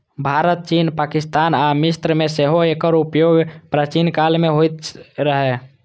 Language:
Maithili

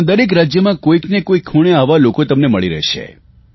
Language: Gujarati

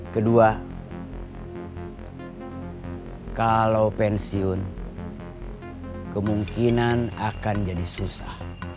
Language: Indonesian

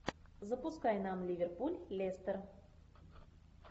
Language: Russian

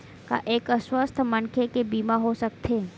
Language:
Chhattisgarhi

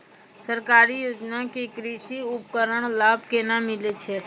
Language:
Maithili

